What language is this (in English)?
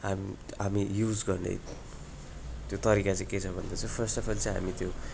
Nepali